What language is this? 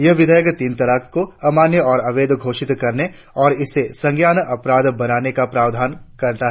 Hindi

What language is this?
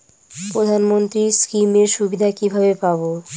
Bangla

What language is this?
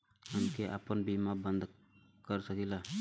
Bhojpuri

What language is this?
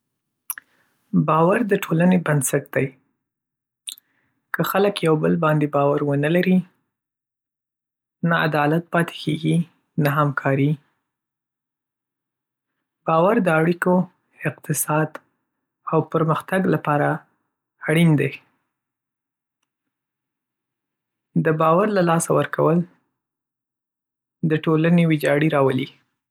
Pashto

